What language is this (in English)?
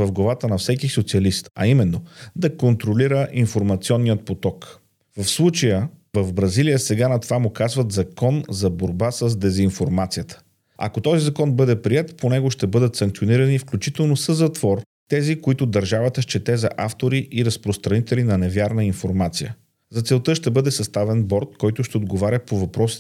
Bulgarian